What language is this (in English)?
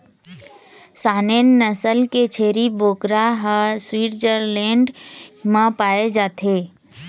Chhattisgarhi